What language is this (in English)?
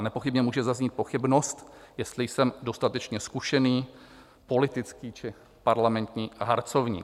Czech